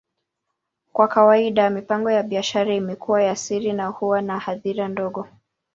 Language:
Swahili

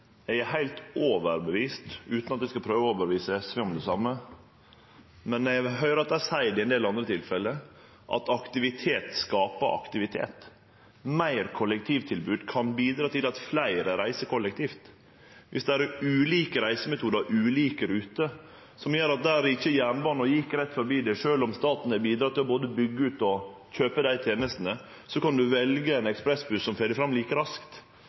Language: Norwegian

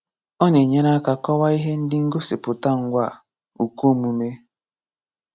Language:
Igbo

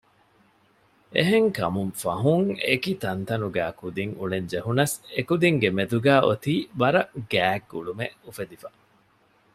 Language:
Divehi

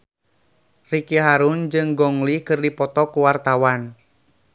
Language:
Sundanese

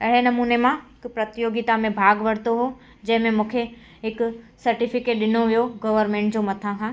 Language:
Sindhi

